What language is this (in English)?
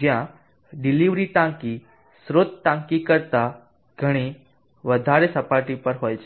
Gujarati